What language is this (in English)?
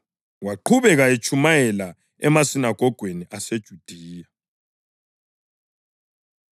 North Ndebele